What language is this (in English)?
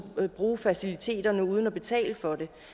Danish